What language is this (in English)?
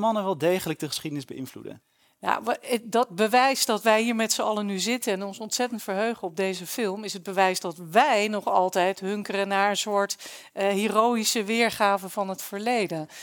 Dutch